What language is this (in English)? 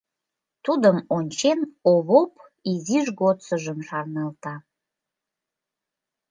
Mari